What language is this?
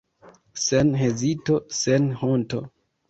Esperanto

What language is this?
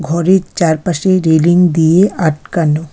Bangla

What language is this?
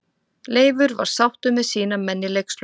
Icelandic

